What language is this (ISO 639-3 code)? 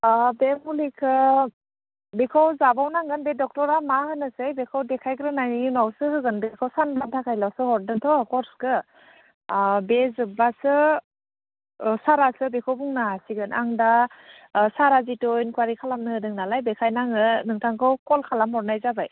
brx